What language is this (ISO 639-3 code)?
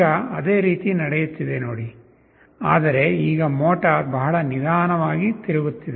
kan